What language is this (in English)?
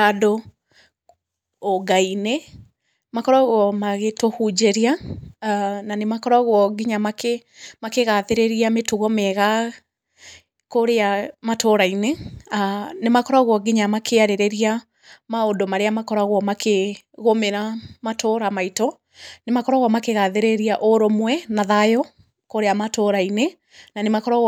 Kikuyu